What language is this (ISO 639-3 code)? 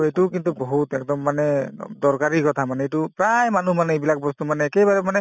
asm